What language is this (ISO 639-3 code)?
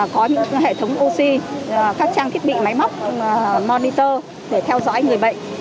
vie